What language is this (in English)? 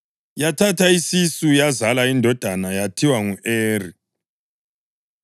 North Ndebele